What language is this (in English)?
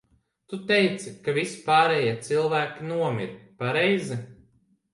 Latvian